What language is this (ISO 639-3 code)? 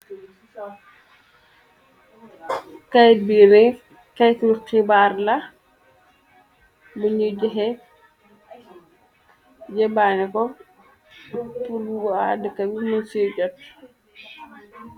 wol